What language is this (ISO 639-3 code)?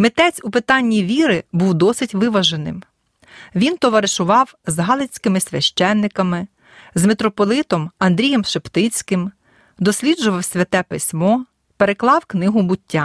ukr